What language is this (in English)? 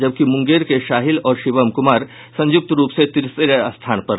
Hindi